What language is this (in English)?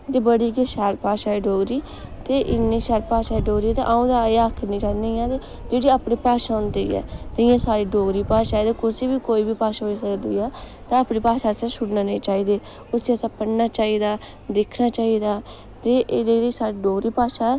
Dogri